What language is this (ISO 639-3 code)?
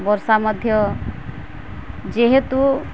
ori